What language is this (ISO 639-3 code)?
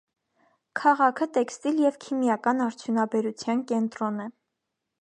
hye